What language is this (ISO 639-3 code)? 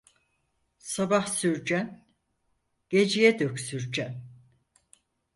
tur